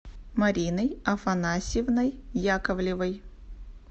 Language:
Russian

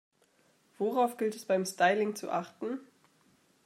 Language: German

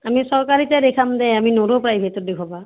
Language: Assamese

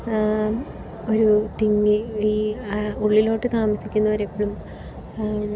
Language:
Malayalam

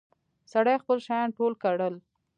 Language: Pashto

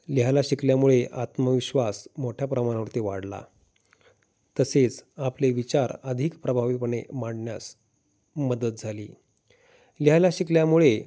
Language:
Marathi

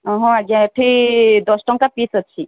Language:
Odia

